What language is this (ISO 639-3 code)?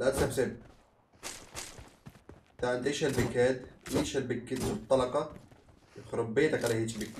ara